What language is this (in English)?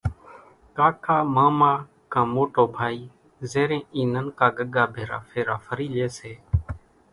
Kachi Koli